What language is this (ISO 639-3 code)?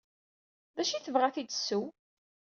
kab